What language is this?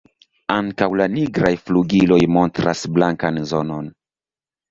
Esperanto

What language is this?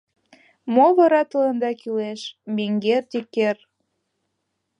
Mari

